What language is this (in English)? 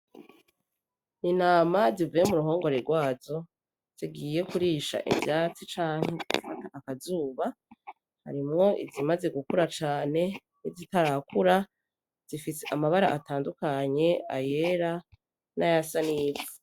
Rundi